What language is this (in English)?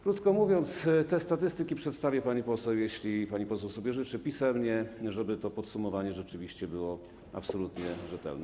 Polish